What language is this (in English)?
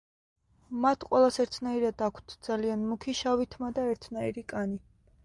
Georgian